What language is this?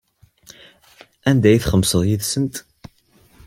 Kabyle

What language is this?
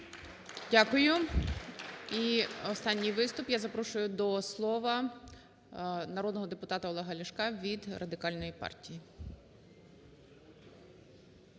Ukrainian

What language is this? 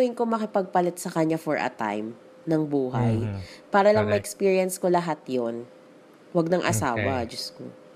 Filipino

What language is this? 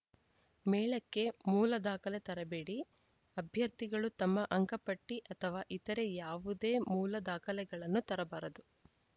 Kannada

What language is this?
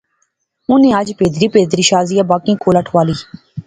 Pahari-Potwari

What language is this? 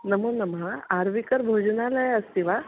Sanskrit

